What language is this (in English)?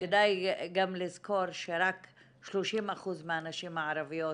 Hebrew